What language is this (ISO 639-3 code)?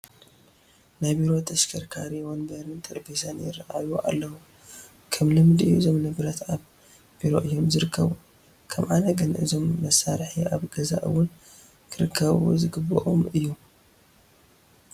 tir